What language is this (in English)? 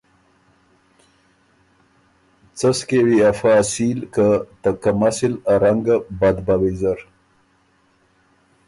Ormuri